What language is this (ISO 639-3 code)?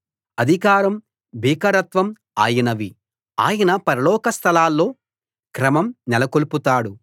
tel